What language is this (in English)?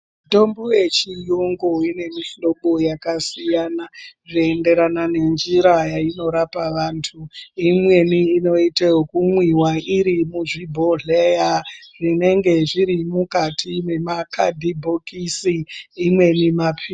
Ndau